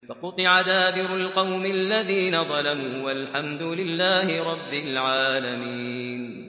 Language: Arabic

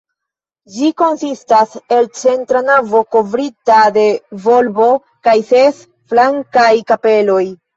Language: Esperanto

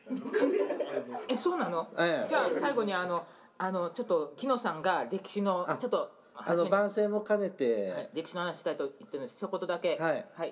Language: Japanese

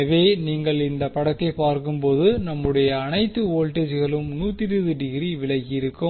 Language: Tamil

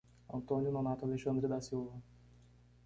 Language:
Portuguese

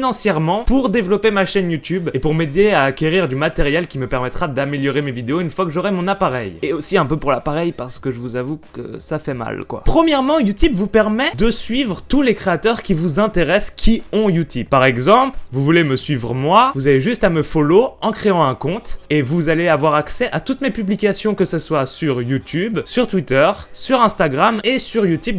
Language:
French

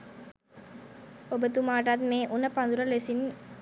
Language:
Sinhala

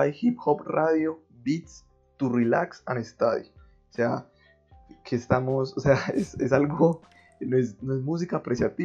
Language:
Spanish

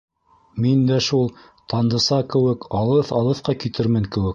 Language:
Bashkir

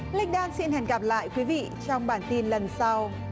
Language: Vietnamese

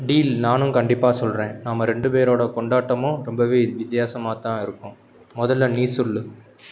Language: Tamil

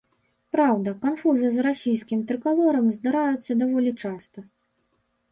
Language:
Belarusian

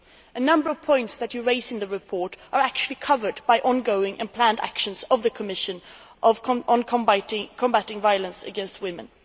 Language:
English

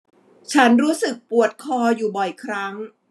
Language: Thai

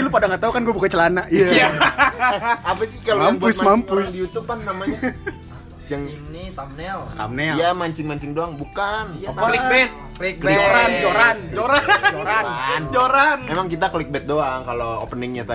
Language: Indonesian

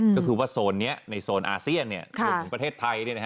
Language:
Thai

